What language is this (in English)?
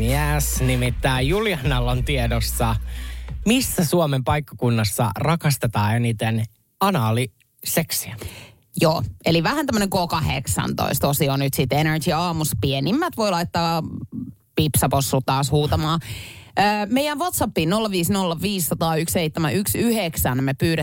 Finnish